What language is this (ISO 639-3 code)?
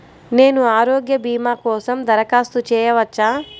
tel